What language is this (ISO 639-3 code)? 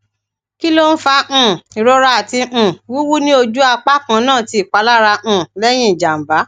yor